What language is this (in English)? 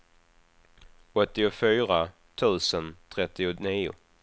Swedish